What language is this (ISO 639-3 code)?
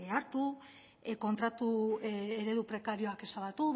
eus